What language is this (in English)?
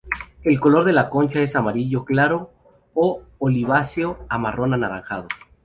Spanish